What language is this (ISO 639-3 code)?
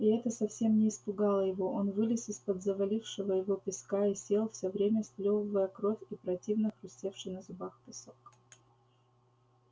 rus